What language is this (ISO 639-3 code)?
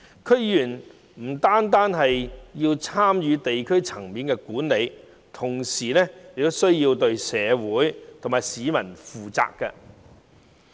yue